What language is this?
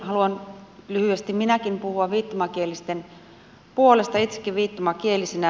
Finnish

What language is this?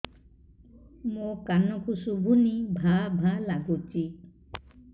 Odia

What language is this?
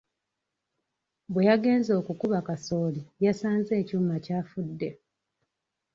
Ganda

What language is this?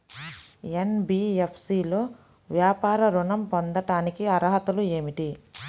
Telugu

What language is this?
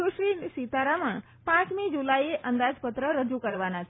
Gujarati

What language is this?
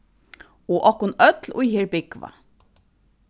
Faroese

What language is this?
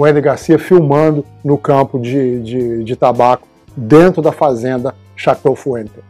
Portuguese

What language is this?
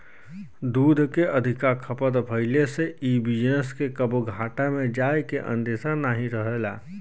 Bhojpuri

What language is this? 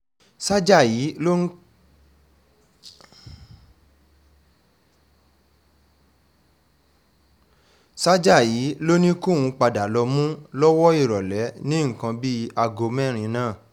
Yoruba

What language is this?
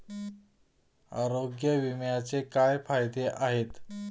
Marathi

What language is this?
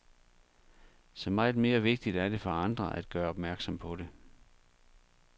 Danish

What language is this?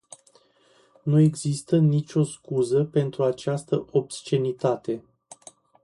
Romanian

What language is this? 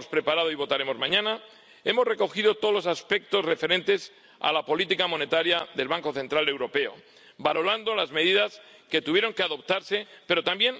Spanish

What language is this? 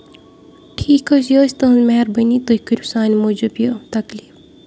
Kashmiri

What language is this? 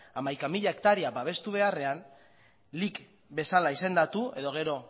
Basque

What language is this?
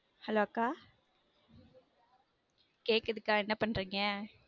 Tamil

